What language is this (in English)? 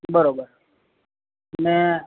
Gujarati